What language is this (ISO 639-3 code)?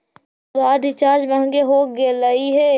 mag